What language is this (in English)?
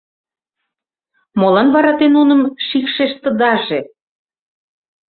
Mari